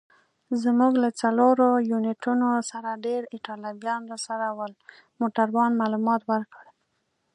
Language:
Pashto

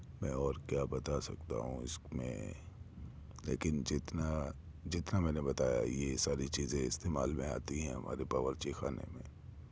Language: Urdu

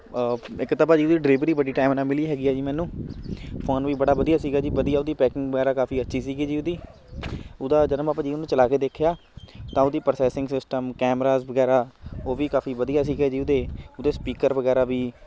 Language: Punjabi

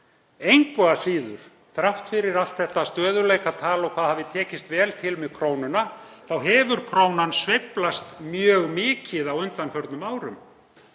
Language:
Icelandic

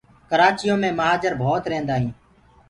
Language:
Gurgula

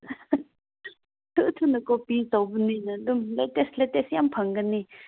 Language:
Manipuri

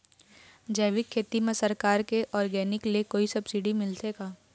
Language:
Chhattisgarhi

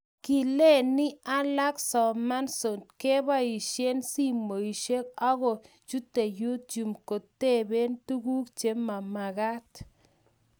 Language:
Kalenjin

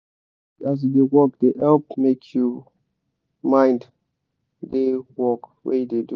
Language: Nigerian Pidgin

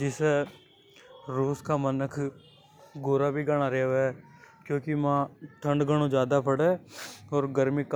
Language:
Hadothi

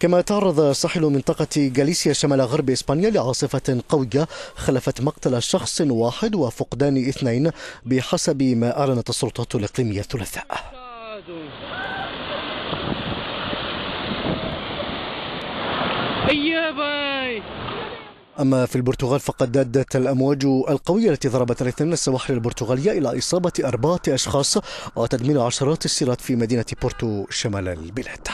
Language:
Arabic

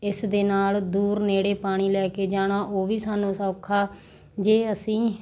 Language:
Punjabi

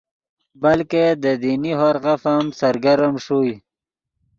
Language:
Yidgha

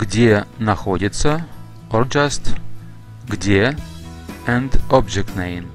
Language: Russian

